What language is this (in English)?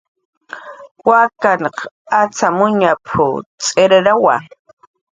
Jaqaru